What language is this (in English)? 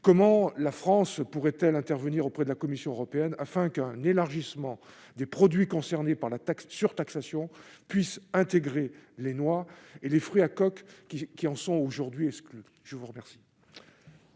French